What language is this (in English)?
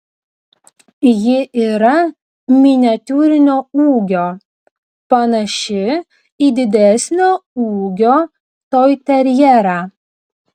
Lithuanian